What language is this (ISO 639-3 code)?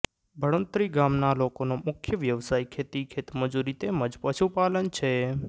guj